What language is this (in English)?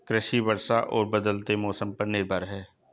Hindi